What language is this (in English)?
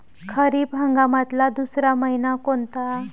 Marathi